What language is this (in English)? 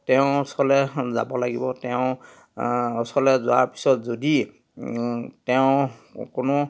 Assamese